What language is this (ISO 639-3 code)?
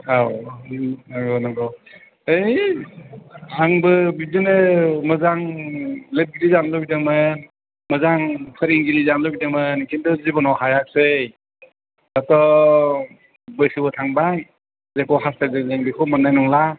brx